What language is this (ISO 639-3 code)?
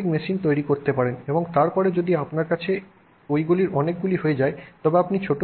ben